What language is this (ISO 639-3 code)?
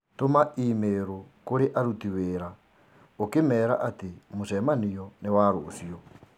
kik